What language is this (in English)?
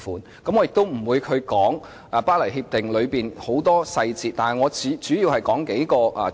Cantonese